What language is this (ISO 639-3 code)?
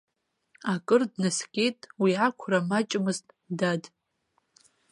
abk